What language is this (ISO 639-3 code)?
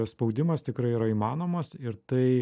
lit